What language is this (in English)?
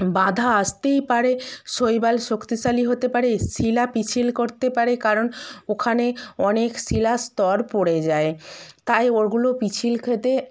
Bangla